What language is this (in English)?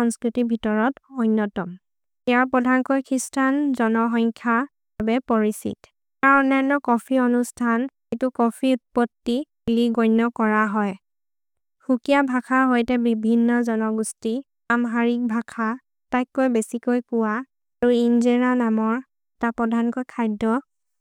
Maria (India)